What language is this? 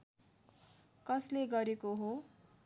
Nepali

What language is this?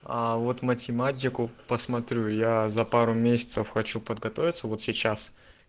Russian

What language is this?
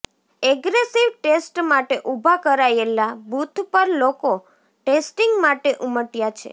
Gujarati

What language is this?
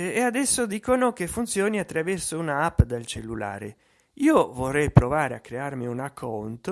Italian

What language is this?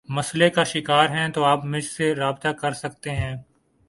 Urdu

